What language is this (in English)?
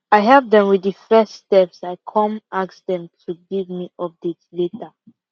Nigerian Pidgin